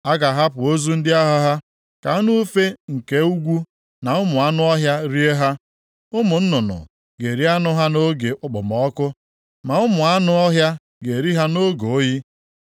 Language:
Igbo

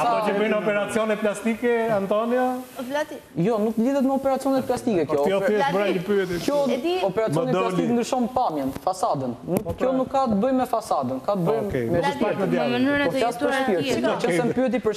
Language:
Romanian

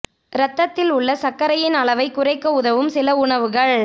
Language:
Tamil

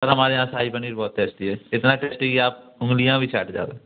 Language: Hindi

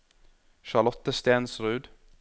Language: Norwegian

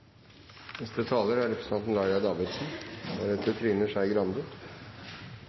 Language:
Norwegian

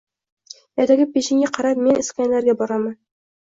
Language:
Uzbek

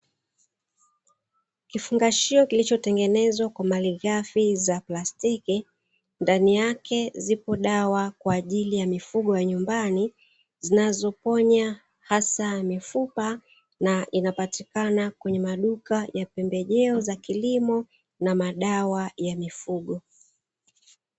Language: Swahili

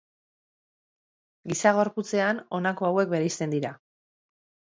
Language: Basque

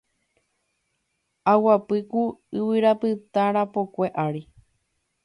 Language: Guarani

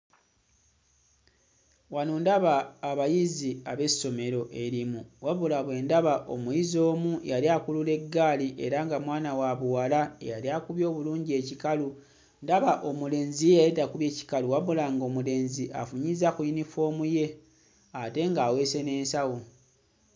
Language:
Ganda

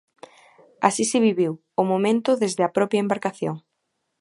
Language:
Galician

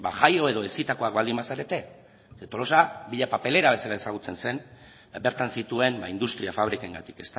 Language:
Basque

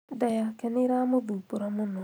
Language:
Kikuyu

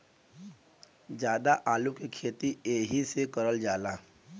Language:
Bhojpuri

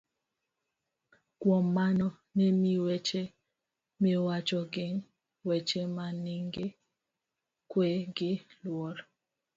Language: Luo (Kenya and Tanzania)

